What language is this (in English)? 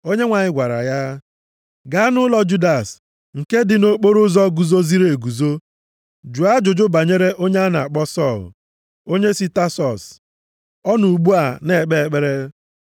Igbo